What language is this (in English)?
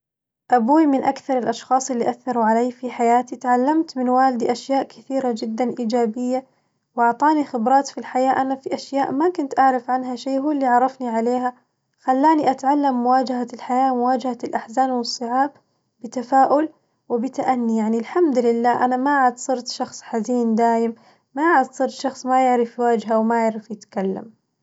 Najdi Arabic